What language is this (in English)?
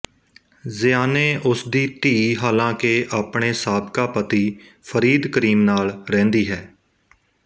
Punjabi